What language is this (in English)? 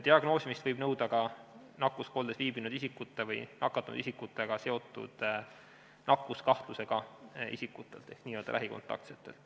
Estonian